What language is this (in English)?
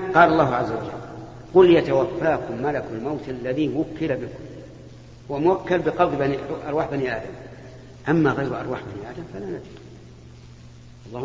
Arabic